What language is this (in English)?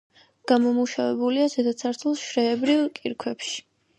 Georgian